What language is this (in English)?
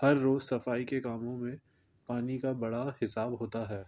Urdu